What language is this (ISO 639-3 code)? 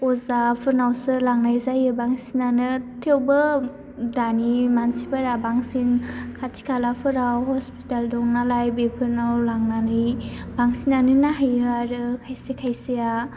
brx